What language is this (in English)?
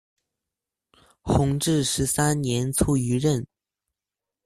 Chinese